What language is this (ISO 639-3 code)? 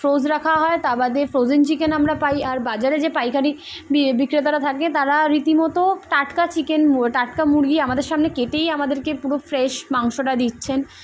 ben